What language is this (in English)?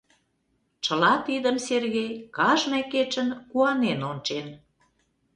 Mari